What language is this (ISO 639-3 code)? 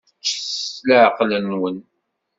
kab